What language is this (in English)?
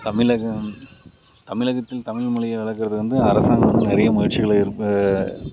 Tamil